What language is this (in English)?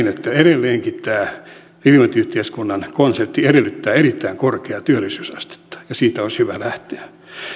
Finnish